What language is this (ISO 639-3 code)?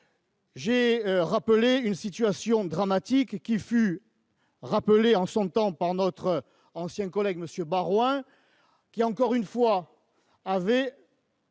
fra